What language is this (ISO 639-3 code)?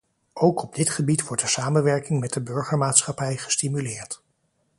nld